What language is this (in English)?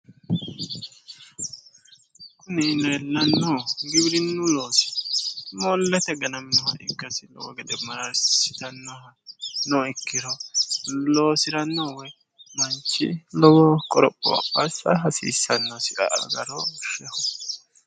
Sidamo